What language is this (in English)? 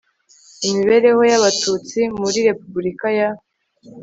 Kinyarwanda